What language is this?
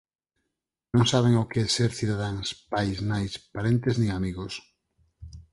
Galician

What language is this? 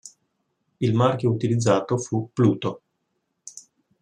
Italian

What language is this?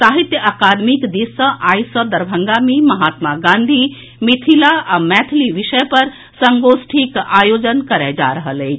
Maithili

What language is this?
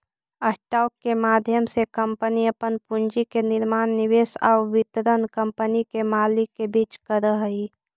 Magahi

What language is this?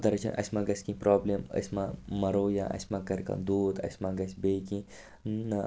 Kashmiri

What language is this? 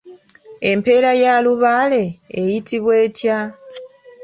Ganda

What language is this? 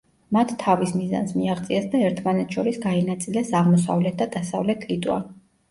Georgian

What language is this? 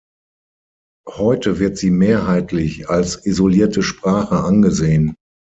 German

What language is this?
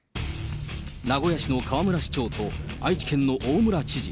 Japanese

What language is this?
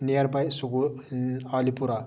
Kashmiri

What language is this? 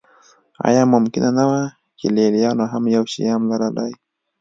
Pashto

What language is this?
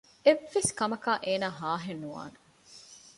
Divehi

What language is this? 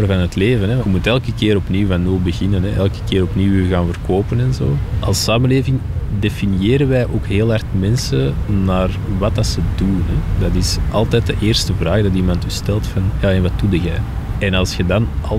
Dutch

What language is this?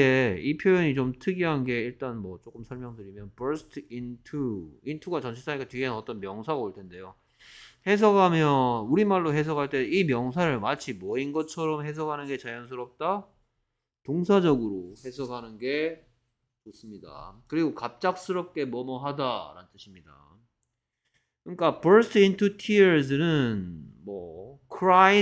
Korean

